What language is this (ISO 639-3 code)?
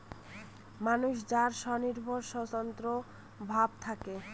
ben